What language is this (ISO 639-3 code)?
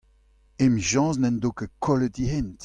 bre